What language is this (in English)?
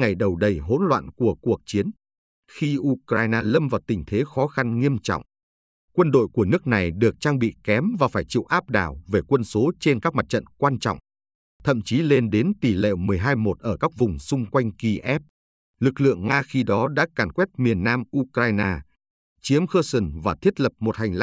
Vietnamese